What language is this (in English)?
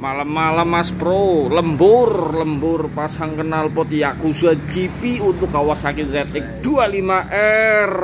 Indonesian